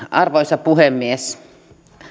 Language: Finnish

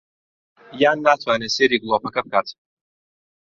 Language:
Central Kurdish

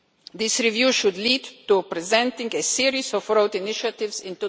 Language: English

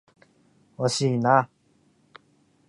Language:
Japanese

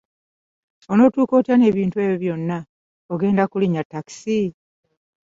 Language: Ganda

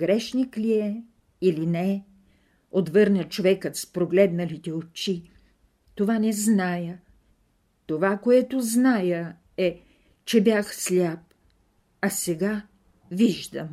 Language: Bulgarian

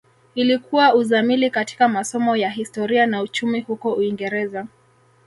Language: Swahili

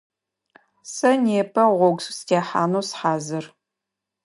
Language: Adyghe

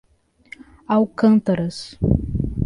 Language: Portuguese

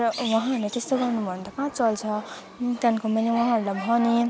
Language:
Nepali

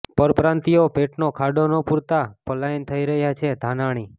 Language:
Gujarati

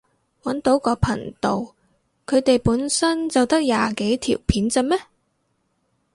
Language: Cantonese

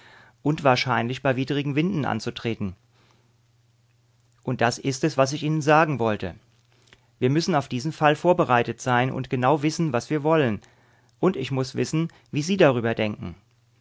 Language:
German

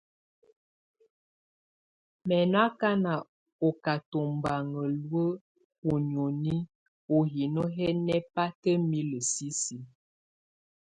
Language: Tunen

